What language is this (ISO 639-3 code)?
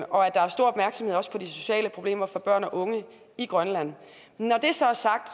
dan